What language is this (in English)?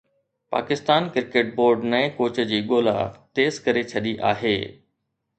Sindhi